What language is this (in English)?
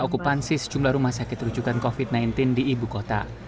Indonesian